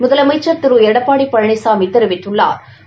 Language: Tamil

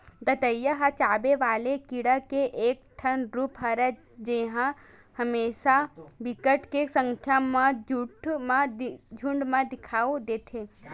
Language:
Chhattisgarhi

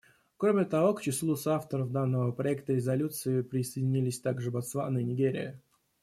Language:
Russian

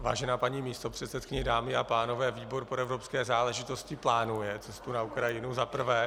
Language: Czech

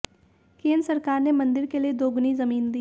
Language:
Hindi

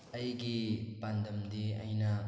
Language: Manipuri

